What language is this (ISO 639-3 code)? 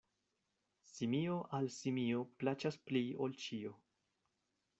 epo